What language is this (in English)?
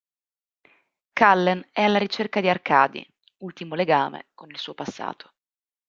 Italian